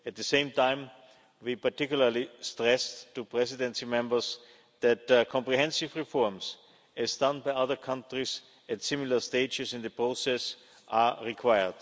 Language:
English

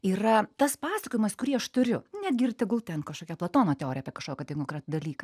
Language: Lithuanian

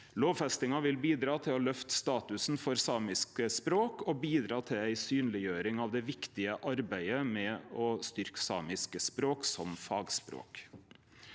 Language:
Norwegian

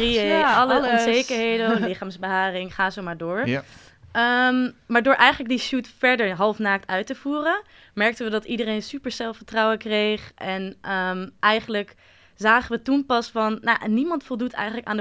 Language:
Dutch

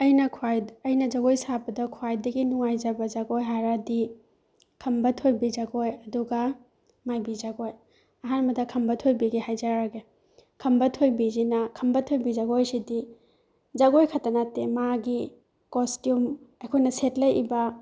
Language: Manipuri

